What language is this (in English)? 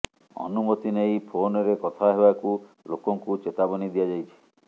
Odia